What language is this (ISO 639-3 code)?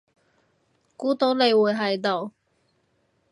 yue